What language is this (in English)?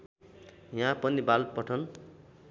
Nepali